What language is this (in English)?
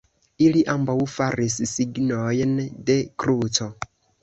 Esperanto